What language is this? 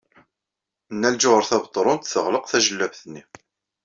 Kabyle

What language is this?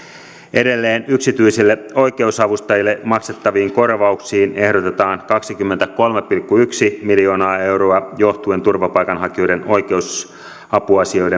Finnish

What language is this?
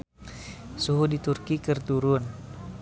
Sundanese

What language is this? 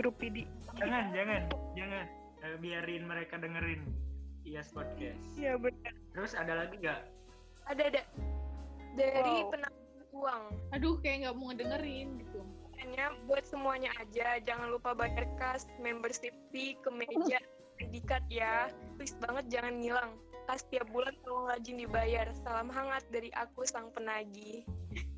Indonesian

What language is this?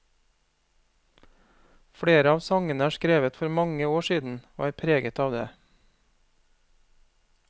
Norwegian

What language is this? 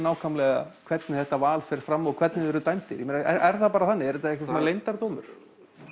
Icelandic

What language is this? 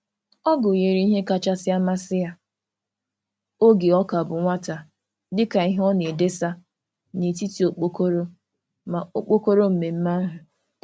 Igbo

